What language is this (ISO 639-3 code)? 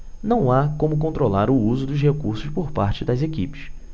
por